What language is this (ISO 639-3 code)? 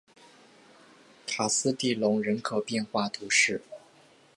zho